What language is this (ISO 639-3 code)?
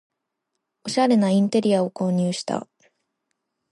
jpn